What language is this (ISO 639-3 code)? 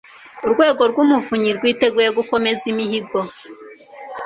kin